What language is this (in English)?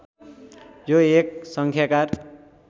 Nepali